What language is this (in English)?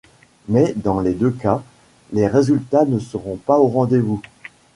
French